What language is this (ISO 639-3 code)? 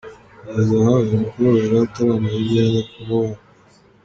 kin